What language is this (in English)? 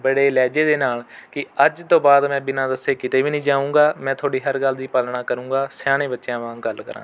Punjabi